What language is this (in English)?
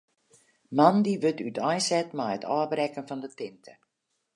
Western Frisian